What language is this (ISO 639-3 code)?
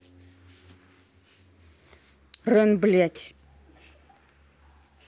rus